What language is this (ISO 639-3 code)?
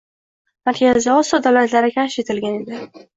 uzb